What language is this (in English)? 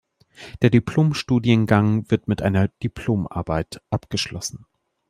German